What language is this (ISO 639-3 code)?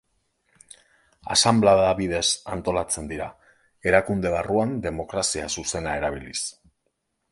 eus